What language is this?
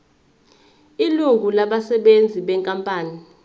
Zulu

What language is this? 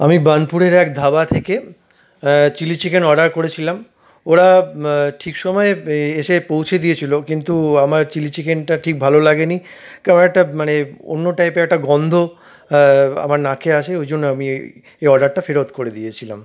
Bangla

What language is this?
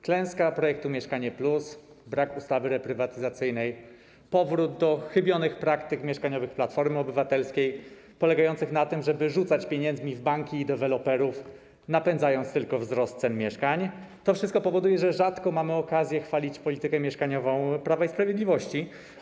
Polish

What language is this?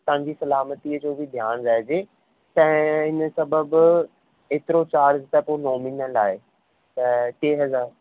Sindhi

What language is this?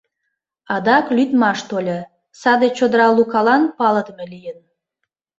Mari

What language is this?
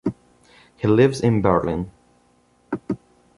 English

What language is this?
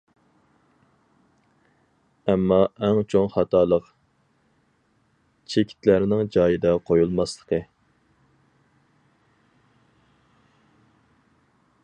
Uyghur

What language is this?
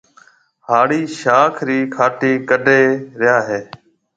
Marwari (Pakistan)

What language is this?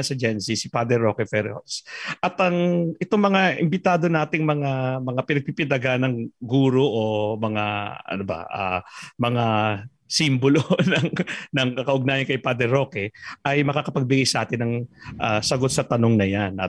Filipino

